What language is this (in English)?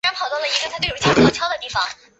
Chinese